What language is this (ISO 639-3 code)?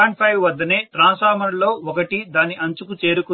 tel